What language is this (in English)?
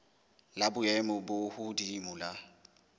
Southern Sotho